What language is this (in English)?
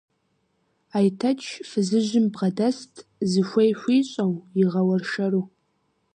Kabardian